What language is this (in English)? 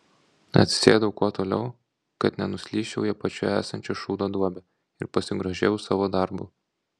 Lithuanian